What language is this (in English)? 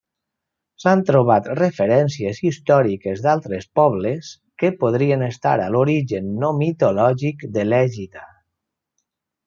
Catalan